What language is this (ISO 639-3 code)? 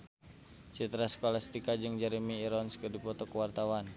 sun